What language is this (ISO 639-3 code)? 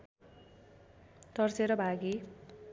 nep